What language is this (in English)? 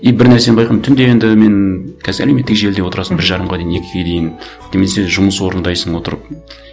Kazakh